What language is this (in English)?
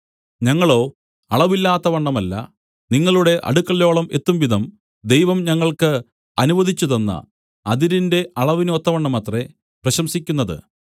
Malayalam